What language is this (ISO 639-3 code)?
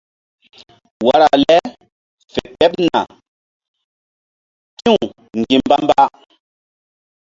mdd